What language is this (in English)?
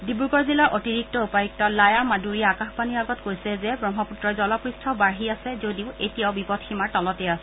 Assamese